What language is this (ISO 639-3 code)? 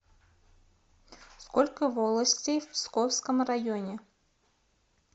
rus